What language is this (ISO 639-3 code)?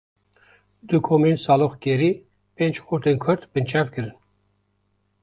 kur